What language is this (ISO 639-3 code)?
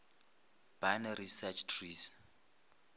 nso